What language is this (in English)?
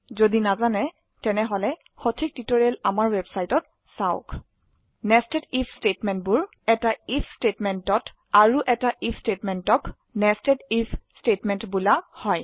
Assamese